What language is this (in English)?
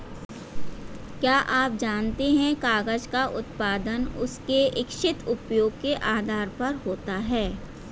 Hindi